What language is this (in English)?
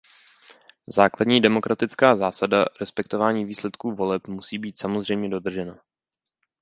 Czech